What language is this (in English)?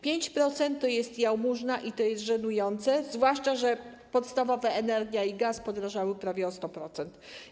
Polish